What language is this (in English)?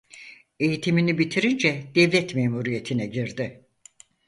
Turkish